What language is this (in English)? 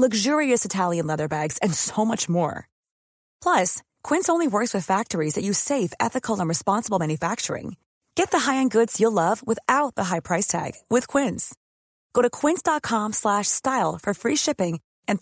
Filipino